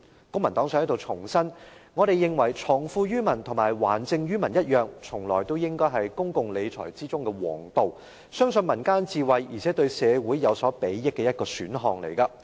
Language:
Cantonese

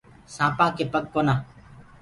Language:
Gurgula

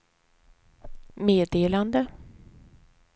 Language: Swedish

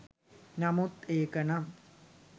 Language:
Sinhala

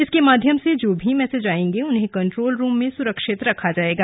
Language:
Hindi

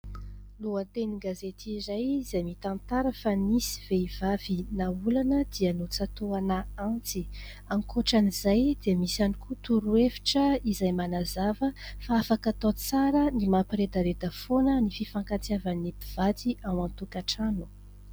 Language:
Malagasy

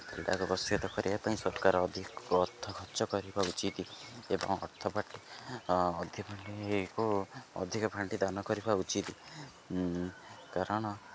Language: Odia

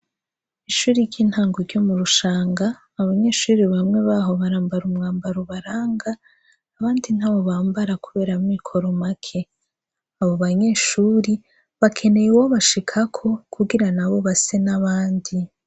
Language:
Rundi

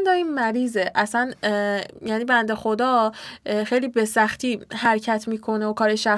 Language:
Persian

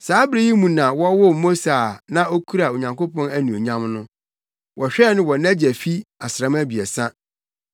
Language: Akan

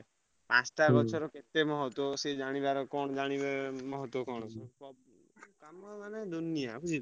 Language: Odia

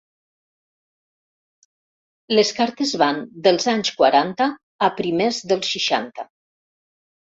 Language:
Catalan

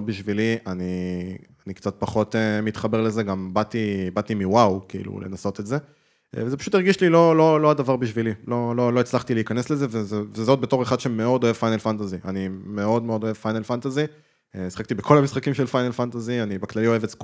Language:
Hebrew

